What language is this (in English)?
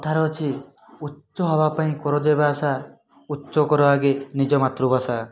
Odia